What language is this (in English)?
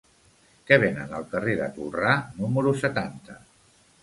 Catalan